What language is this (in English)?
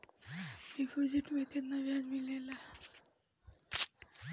Bhojpuri